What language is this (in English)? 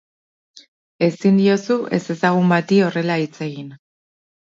Basque